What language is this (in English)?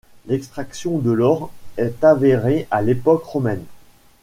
French